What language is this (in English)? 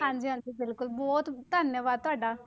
Punjabi